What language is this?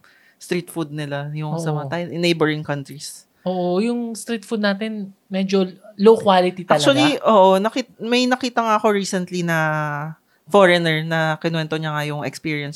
Filipino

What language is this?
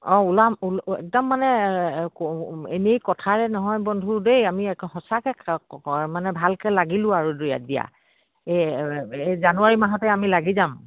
Assamese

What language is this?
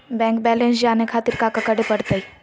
Magahi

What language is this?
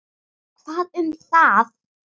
Icelandic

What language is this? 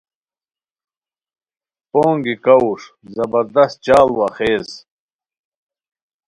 Khowar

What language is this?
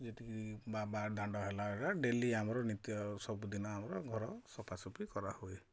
Odia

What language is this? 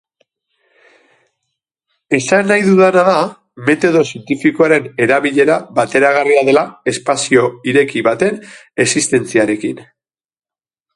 Basque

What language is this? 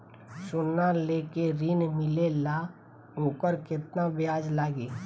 Bhojpuri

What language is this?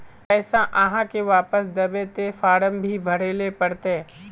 Magahi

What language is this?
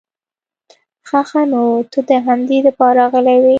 Pashto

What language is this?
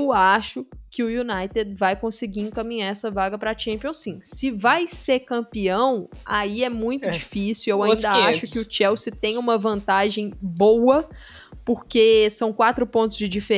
Portuguese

